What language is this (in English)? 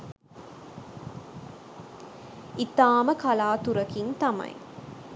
Sinhala